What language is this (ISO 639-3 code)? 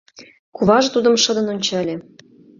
chm